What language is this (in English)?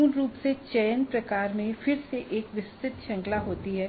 Hindi